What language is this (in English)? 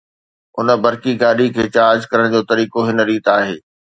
Sindhi